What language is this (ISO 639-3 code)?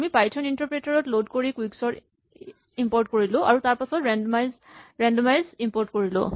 asm